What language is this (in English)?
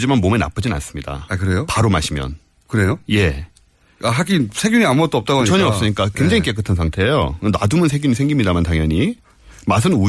Korean